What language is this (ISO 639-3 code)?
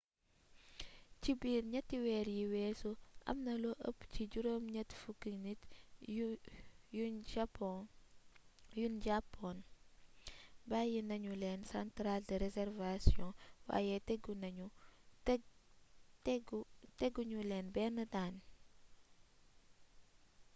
wol